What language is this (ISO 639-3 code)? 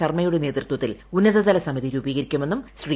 mal